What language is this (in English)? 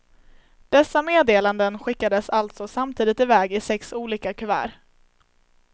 Swedish